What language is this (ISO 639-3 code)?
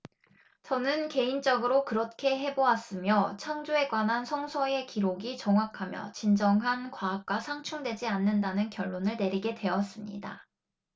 kor